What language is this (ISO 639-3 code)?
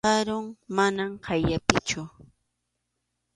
qxu